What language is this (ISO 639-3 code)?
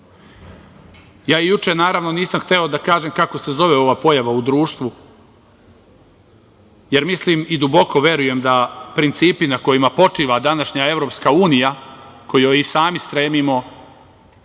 srp